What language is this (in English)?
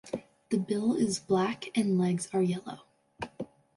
English